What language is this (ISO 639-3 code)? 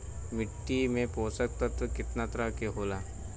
bho